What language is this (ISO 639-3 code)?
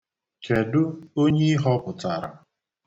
ibo